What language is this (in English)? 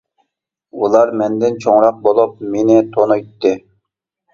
Uyghur